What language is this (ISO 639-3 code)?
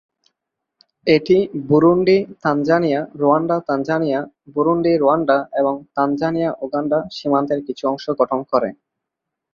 ben